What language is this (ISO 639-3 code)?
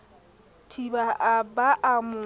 sot